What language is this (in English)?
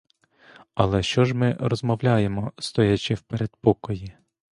Ukrainian